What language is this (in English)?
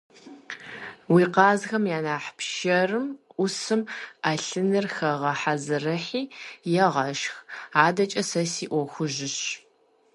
Kabardian